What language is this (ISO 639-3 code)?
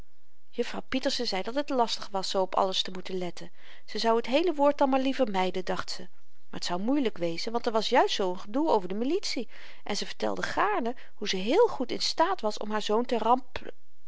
nld